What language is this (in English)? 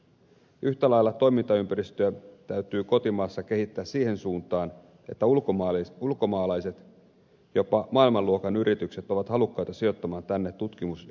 Finnish